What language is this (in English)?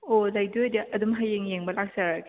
Manipuri